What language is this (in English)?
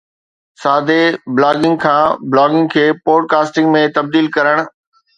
Sindhi